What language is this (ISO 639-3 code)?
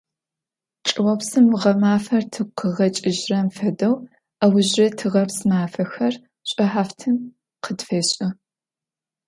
ady